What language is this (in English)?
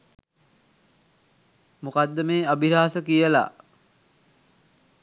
Sinhala